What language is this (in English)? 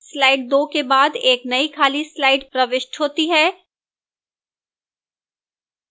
Hindi